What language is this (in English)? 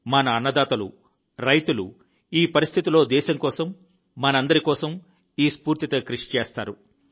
Telugu